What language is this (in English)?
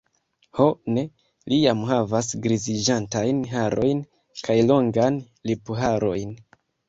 Esperanto